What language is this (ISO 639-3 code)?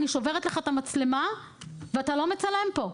heb